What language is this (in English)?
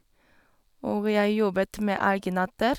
Norwegian